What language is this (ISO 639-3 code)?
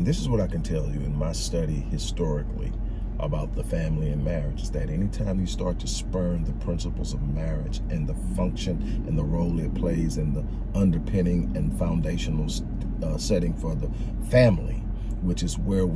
eng